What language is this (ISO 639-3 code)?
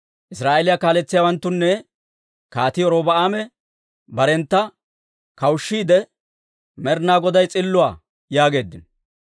dwr